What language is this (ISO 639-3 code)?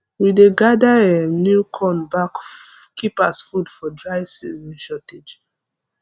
pcm